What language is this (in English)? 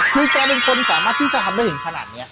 Thai